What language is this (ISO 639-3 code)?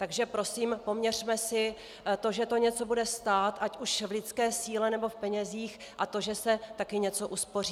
ces